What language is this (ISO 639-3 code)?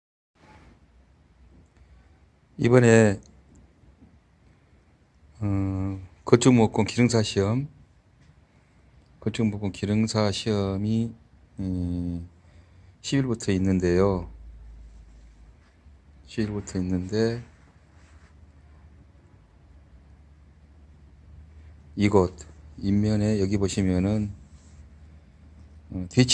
kor